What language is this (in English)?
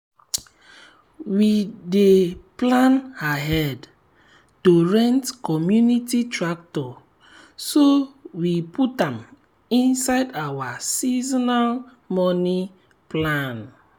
Nigerian Pidgin